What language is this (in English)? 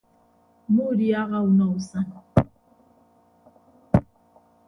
Ibibio